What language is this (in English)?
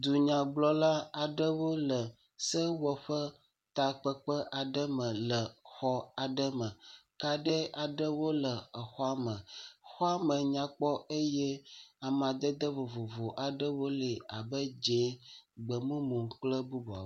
Ewe